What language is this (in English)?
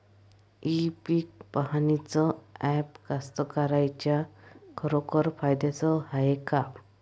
Marathi